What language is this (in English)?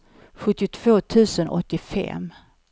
Swedish